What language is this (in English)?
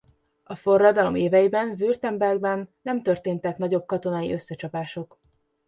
Hungarian